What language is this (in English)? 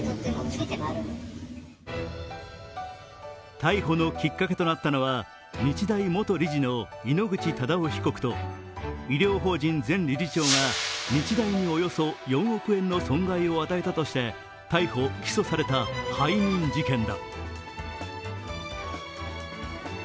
Japanese